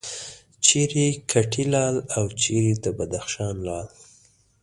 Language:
Pashto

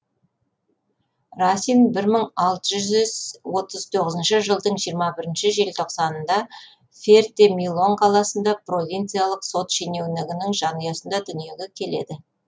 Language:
Kazakh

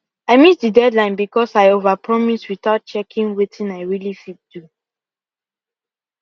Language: Nigerian Pidgin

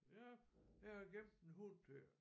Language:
Danish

